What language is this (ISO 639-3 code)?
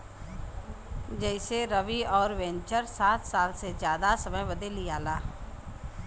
bho